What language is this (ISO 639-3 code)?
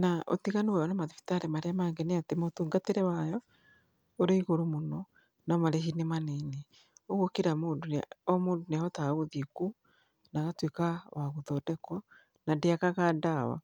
kik